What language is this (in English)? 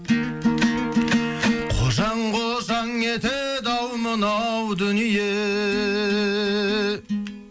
Kazakh